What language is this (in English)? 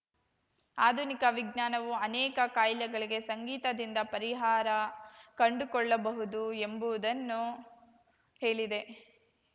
Kannada